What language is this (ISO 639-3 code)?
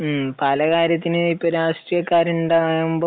mal